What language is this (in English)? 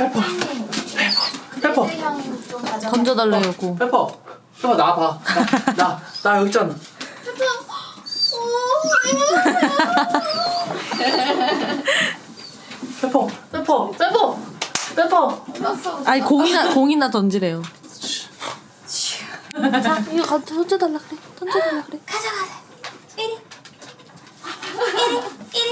Korean